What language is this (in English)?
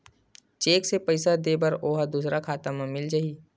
Chhattisgarhi